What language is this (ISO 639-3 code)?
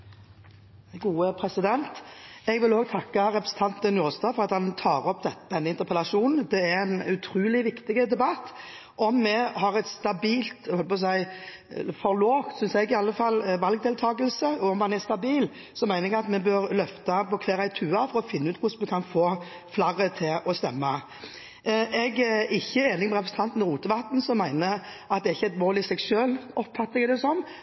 nob